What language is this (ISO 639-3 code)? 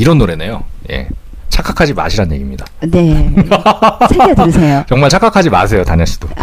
kor